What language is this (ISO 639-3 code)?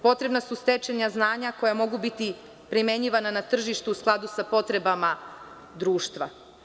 srp